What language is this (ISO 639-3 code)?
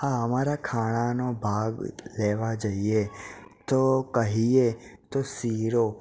guj